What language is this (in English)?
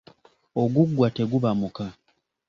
Ganda